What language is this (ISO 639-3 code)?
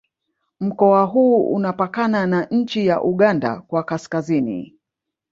swa